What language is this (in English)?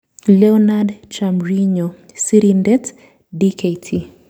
Kalenjin